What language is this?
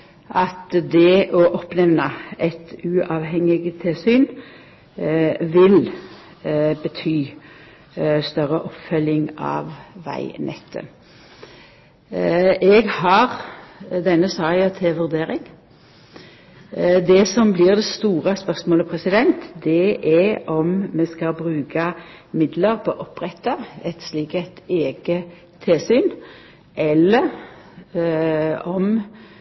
Norwegian Nynorsk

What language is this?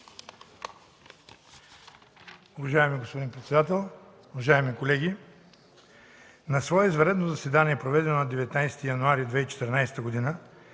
Bulgarian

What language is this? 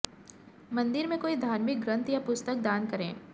Hindi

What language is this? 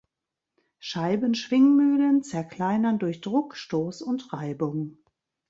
German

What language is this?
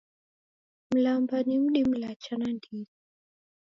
Taita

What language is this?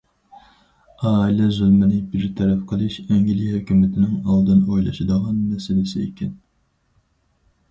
Uyghur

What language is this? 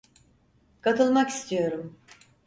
Turkish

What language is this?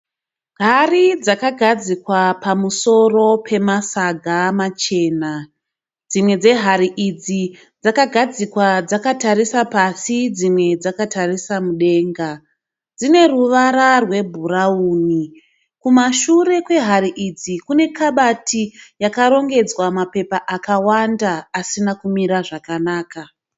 Shona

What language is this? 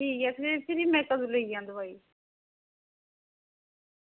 Dogri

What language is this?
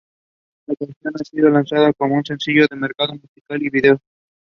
English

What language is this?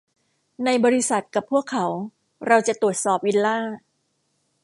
Thai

